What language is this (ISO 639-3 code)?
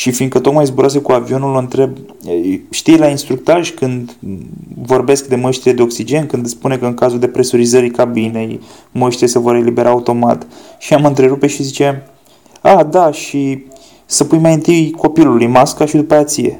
ron